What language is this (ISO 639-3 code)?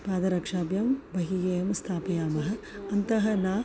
san